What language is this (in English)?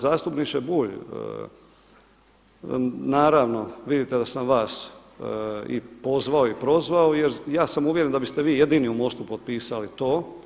Croatian